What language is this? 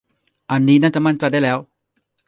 Thai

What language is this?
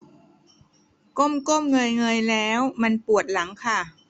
Thai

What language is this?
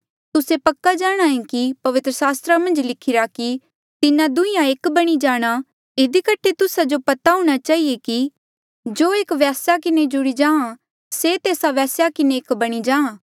Mandeali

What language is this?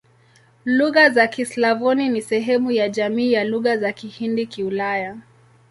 Swahili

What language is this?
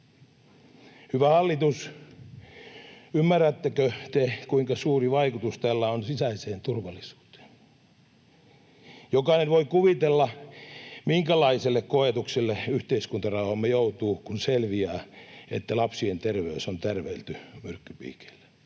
Finnish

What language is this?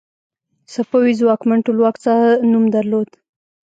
Pashto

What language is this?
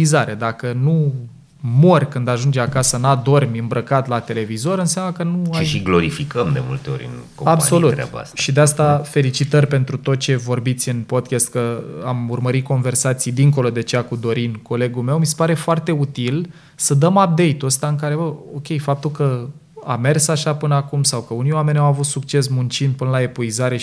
Romanian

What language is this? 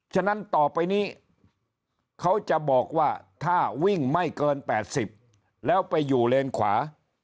Thai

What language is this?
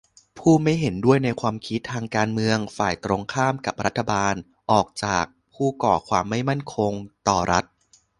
Thai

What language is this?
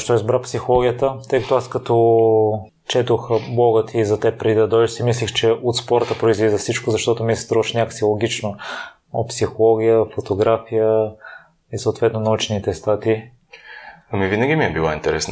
Bulgarian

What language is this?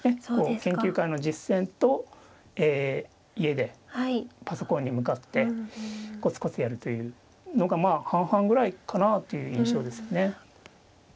Japanese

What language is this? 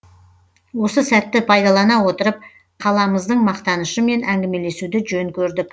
Kazakh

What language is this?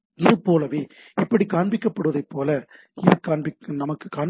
Tamil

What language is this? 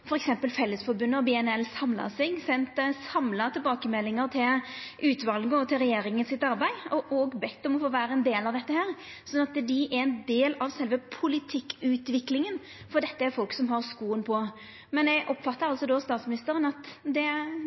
Norwegian Nynorsk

